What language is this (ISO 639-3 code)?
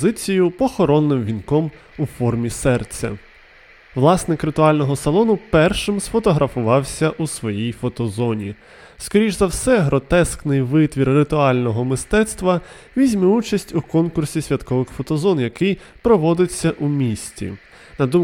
ukr